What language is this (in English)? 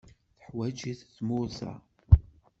Kabyle